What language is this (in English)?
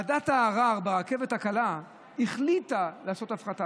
Hebrew